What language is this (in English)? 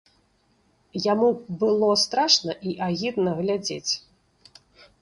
Belarusian